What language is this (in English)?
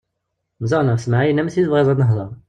Kabyle